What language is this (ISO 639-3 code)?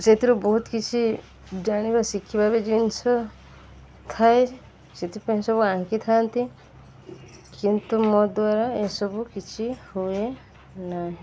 ori